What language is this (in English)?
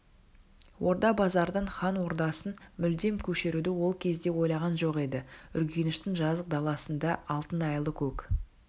Kazakh